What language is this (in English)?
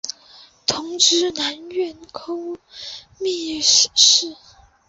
Chinese